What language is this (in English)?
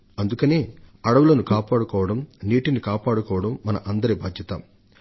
Telugu